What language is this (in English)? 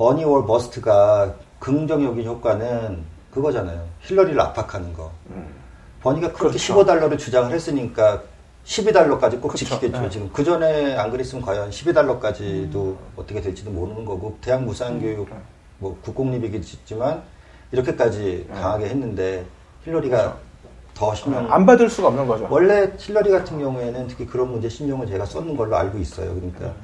Korean